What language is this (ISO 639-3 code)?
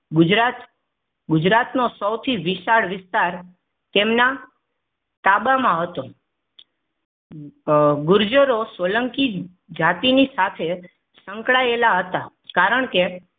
guj